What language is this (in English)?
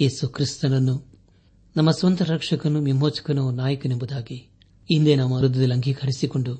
Kannada